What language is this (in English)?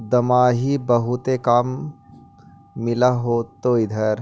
Magahi